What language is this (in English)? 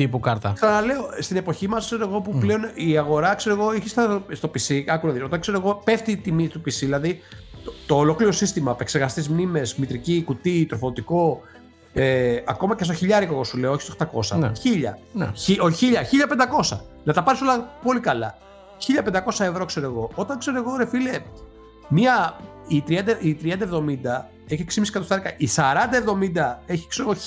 Greek